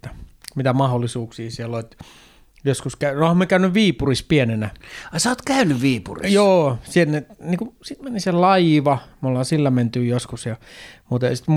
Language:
Finnish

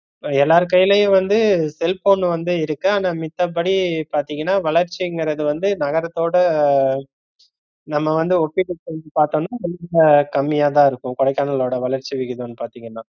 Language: Tamil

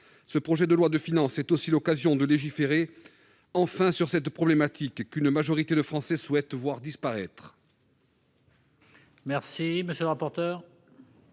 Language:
French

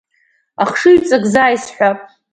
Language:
Abkhazian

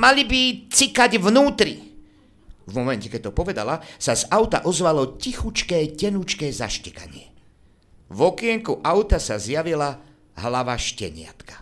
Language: Slovak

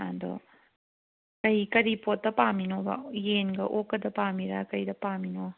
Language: Manipuri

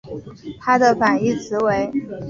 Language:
Chinese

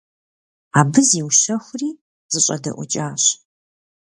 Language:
Kabardian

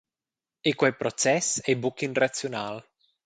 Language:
Romansh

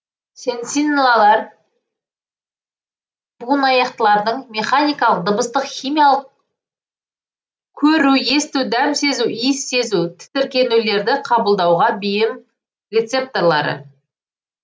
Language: Kazakh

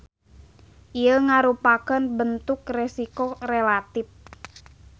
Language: Sundanese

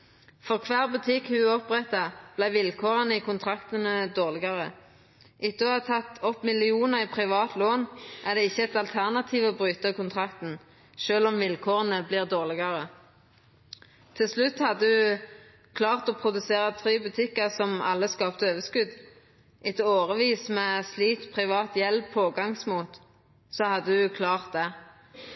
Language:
Norwegian Nynorsk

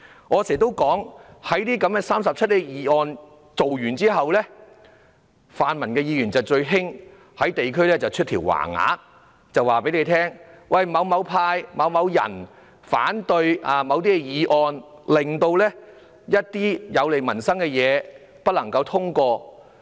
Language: Cantonese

